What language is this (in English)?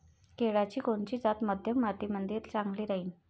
Marathi